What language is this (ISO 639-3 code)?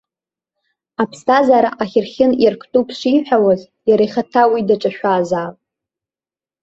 abk